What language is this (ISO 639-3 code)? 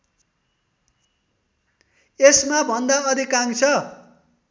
nep